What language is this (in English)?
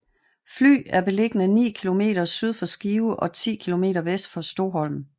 Danish